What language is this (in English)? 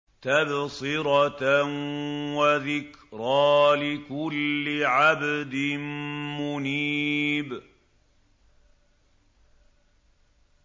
Arabic